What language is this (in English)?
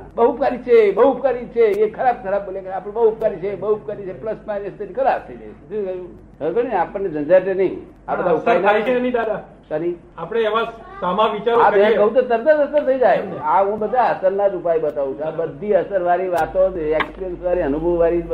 Gujarati